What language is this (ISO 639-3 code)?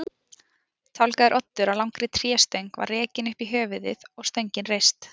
isl